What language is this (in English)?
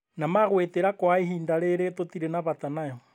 Kikuyu